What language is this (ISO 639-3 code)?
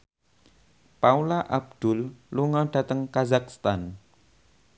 jav